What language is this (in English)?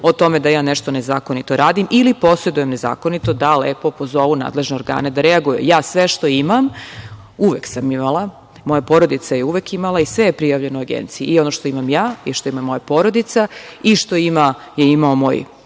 Serbian